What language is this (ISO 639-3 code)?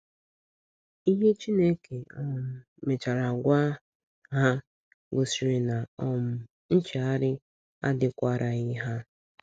ibo